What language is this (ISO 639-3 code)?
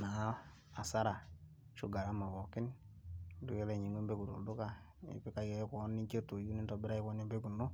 mas